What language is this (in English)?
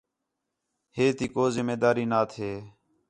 Khetrani